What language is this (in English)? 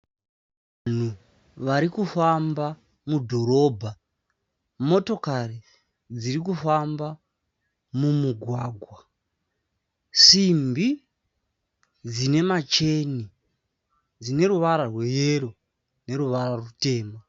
Shona